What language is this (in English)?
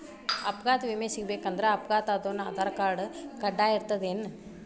Kannada